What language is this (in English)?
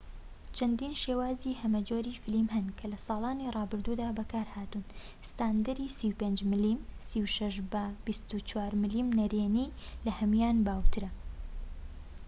Central Kurdish